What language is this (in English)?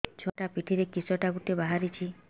Odia